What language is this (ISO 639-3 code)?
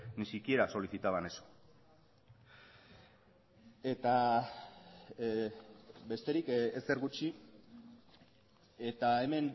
eus